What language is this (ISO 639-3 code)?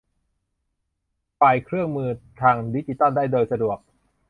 tha